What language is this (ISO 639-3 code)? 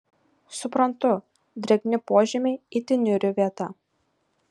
lit